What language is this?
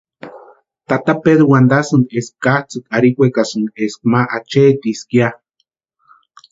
Western Highland Purepecha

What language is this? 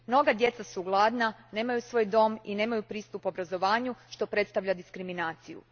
Croatian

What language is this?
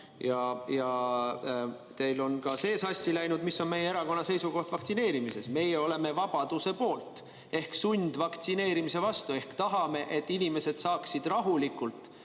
Estonian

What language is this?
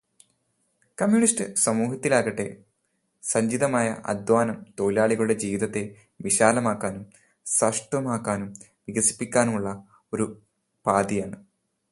Malayalam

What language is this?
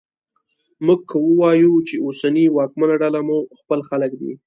Pashto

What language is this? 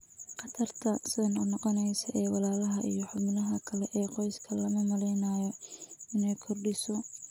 Somali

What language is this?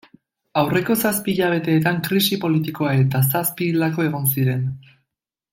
Basque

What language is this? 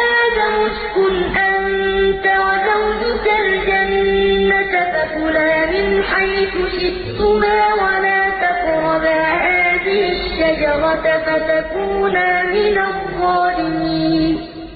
Arabic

